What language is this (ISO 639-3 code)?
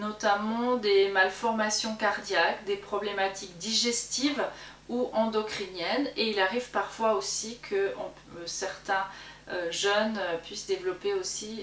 fra